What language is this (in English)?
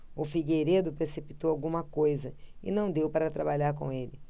Portuguese